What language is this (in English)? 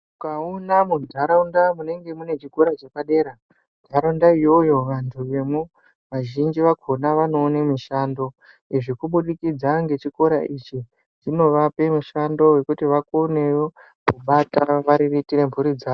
Ndau